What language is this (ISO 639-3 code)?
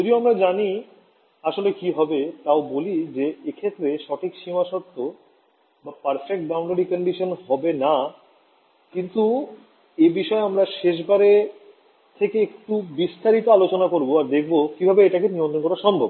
ben